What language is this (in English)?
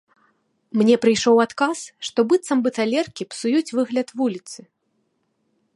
Belarusian